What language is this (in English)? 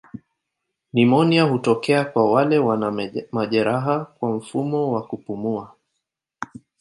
Swahili